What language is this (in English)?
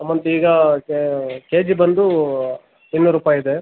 Kannada